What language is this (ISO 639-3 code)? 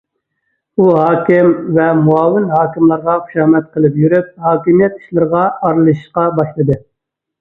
uig